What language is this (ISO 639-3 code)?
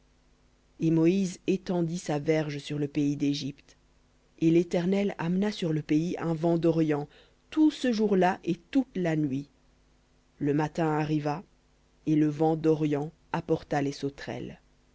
fra